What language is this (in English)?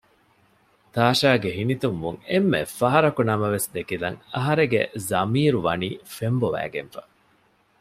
Divehi